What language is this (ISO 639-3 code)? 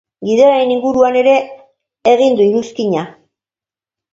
eus